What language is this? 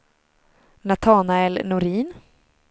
Swedish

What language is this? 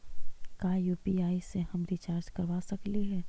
Magahi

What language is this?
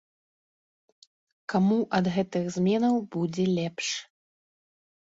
Belarusian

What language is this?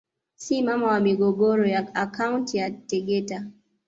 Swahili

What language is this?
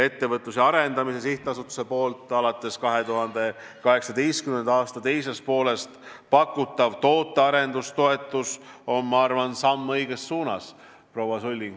Estonian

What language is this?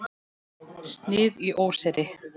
Icelandic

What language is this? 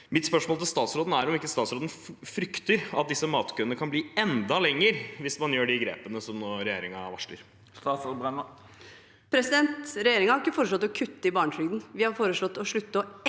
Norwegian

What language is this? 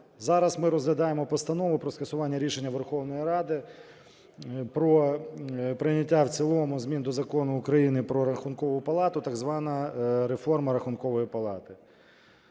Ukrainian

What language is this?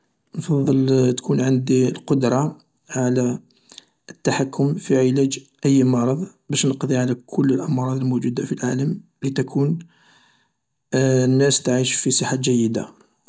Algerian Arabic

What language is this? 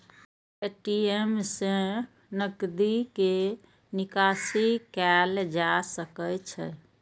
Maithili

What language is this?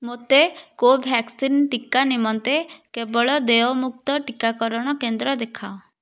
Odia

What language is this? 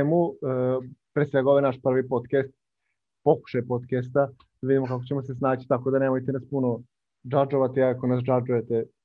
Croatian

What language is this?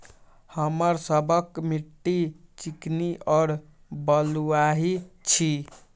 Maithili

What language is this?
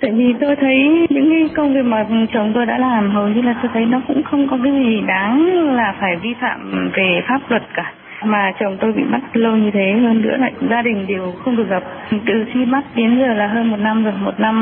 Vietnamese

